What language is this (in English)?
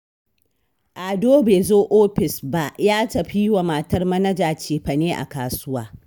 Hausa